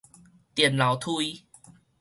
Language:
Min Nan Chinese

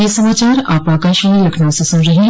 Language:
Hindi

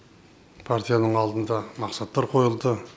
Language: Kazakh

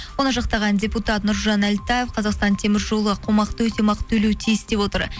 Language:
Kazakh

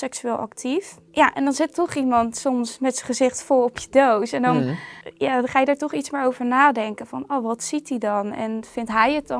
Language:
Dutch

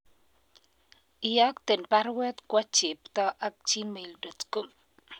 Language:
Kalenjin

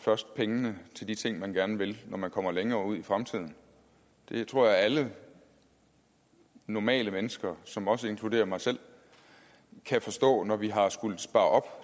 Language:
Danish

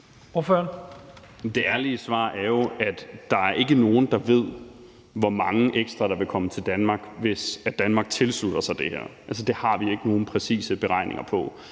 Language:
Danish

